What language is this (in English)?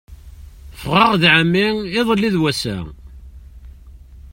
Kabyle